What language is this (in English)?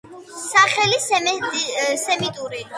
Georgian